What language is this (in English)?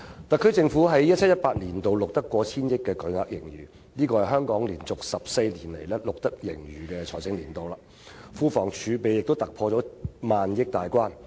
Cantonese